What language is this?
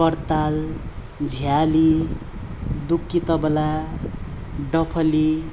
Nepali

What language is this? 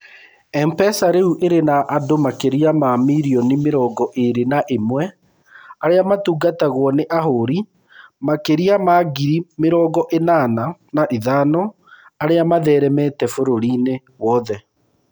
Kikuyu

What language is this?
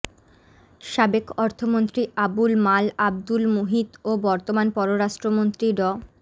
Bangla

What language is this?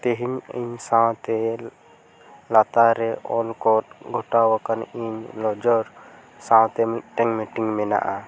Santali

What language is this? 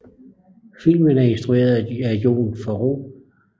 Danish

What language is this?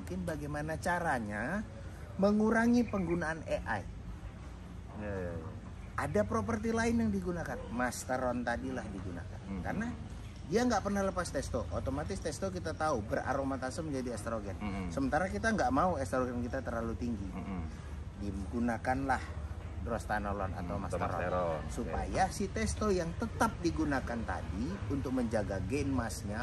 Indonesian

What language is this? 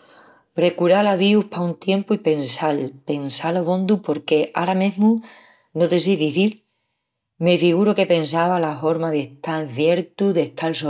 Extremaduran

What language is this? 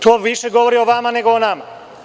Serbian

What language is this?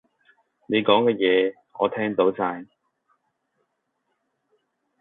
Cantonese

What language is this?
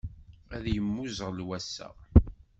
Kabyle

